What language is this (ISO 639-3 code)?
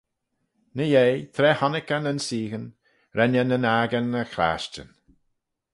glv